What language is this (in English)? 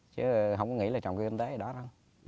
Vietnamese